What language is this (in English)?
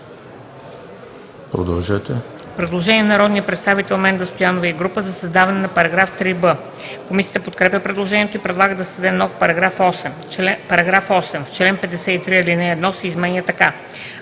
Bulgarian